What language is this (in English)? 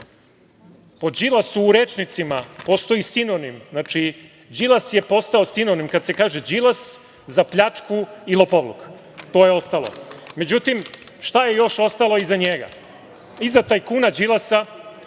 Serbian